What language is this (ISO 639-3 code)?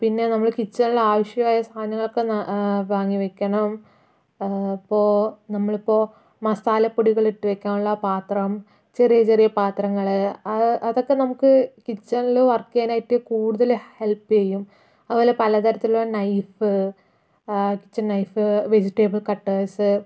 mal